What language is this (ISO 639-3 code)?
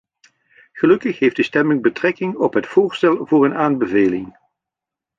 nld